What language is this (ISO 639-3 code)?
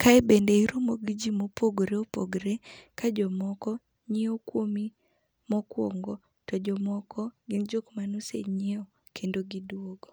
luo